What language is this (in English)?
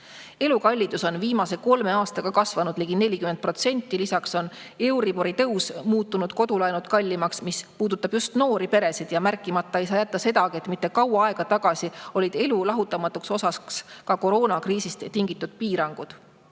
Estonian